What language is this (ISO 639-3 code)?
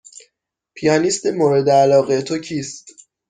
fas